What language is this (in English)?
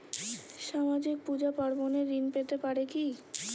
Bangla